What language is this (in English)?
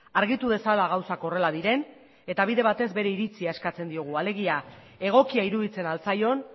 Basque